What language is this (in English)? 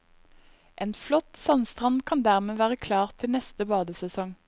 Norwegian